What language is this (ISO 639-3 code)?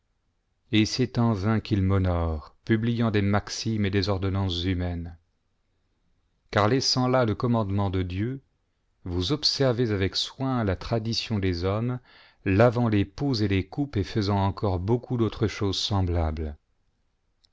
fra